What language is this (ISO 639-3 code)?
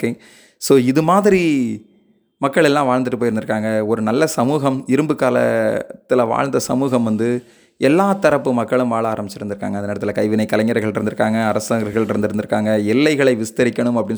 tam